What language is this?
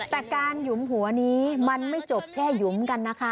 Thai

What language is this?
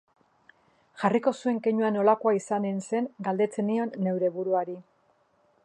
Basque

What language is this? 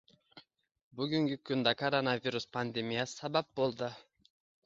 Uzbek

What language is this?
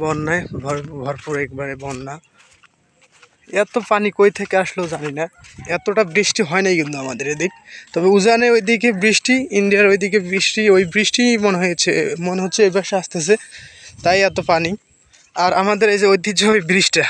Turkish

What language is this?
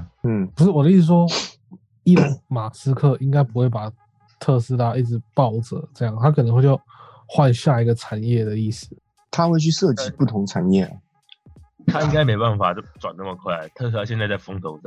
Chinese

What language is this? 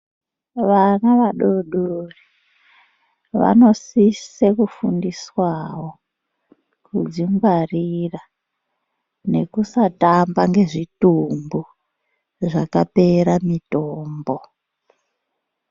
Ndau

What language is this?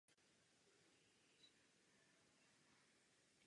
Czech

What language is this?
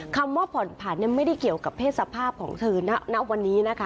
Thai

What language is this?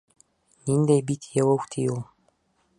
Bashkir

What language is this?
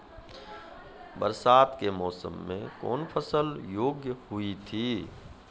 Maithili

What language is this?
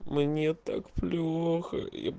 Russian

